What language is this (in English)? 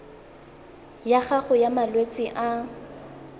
Tswana